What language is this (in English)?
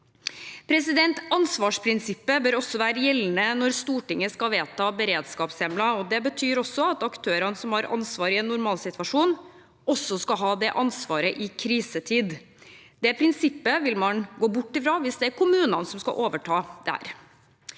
Norwegian